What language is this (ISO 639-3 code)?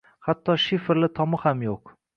uzb